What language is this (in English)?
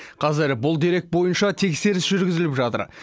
Kazakh